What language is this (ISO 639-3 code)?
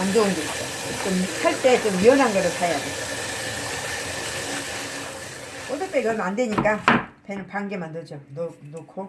kor